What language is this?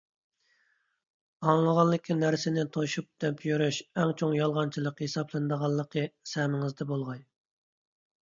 Uyghur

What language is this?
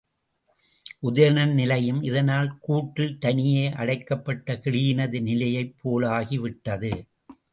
Tamil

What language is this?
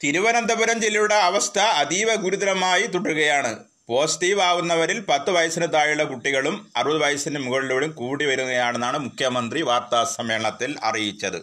Malayalam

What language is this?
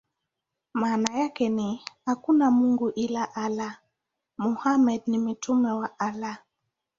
Swahili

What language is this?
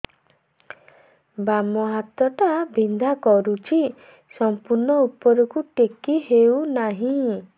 Odia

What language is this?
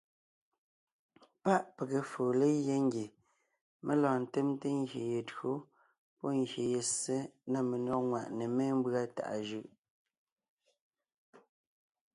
Ngiemboon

